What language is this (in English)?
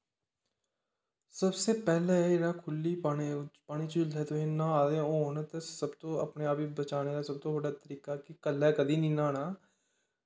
Dogri